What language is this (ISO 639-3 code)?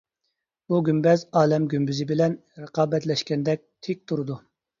uig